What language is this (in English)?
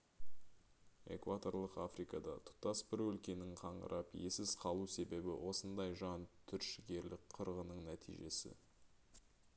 Kazakh